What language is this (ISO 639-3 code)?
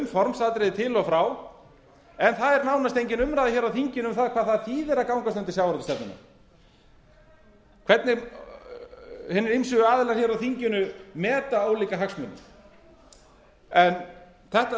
isl